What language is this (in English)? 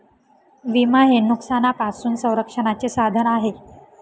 Marathi